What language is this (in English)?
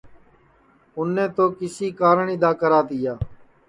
Sansi